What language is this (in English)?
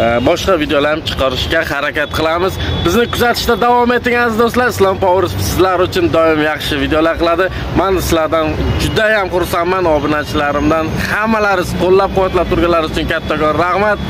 Turkish